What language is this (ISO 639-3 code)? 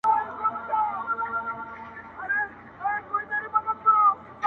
pus